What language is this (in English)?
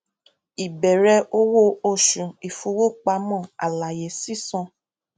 Yoruba